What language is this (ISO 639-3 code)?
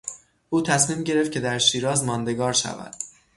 fas